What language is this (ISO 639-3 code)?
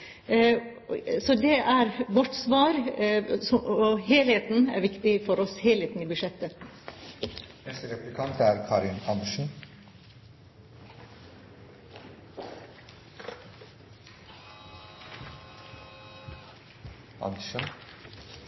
nob